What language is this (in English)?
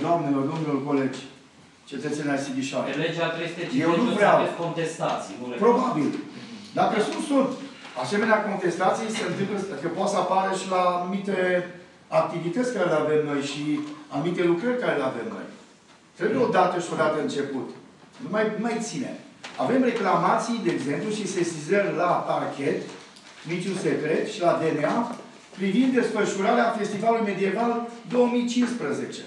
Romanian